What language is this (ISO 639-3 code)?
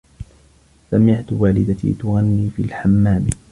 ara